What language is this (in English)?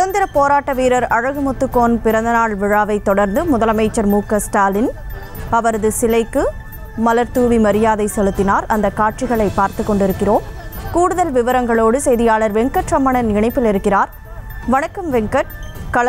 Korean